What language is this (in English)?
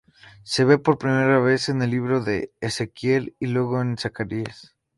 Spanish